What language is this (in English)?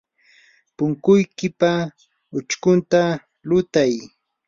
Yanahuanca Pasco Quechua